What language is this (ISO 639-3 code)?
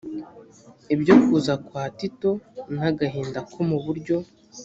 kin